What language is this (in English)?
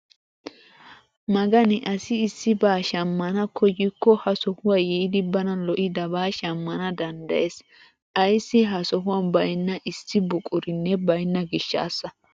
Wolaytta